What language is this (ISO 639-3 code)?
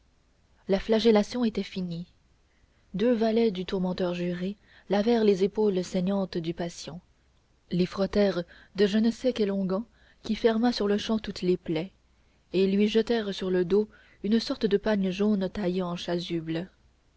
fra